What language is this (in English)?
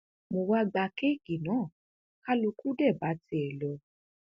Yoruba